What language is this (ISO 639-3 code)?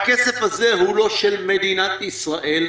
heb